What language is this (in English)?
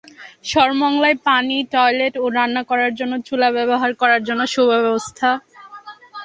Bangla